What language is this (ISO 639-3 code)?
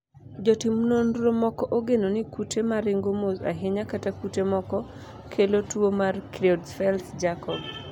luo